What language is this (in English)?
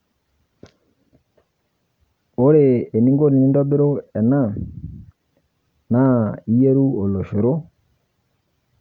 Masai